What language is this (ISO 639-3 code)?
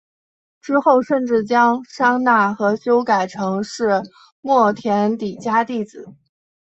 zho